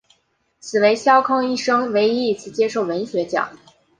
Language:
Chinese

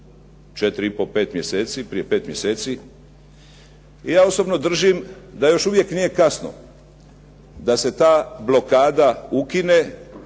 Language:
Croatian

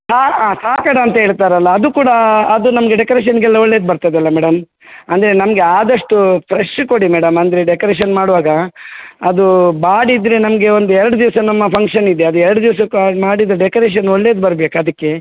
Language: Kannada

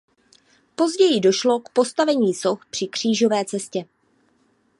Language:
Czech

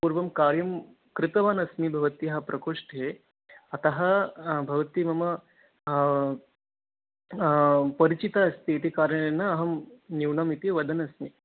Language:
Sanskrit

